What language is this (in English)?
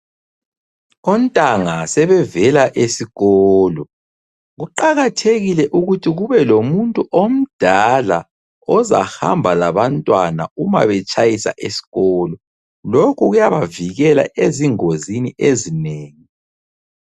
North Ndebele